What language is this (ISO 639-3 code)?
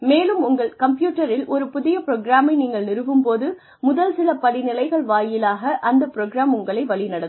tam